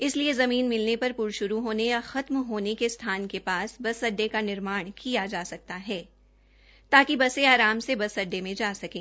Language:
Hindi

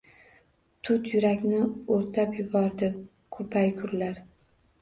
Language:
Uzbek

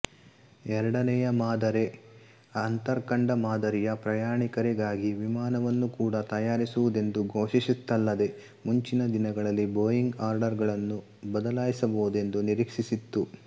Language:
Kannada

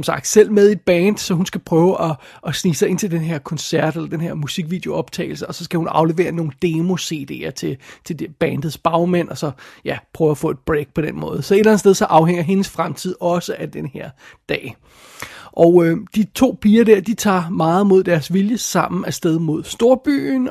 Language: Danish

